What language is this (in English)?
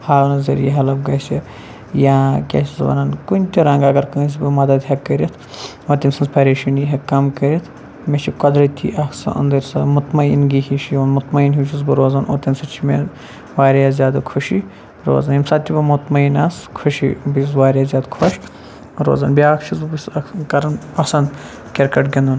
Kashmiri